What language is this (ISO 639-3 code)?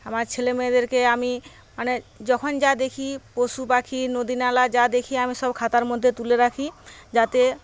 ben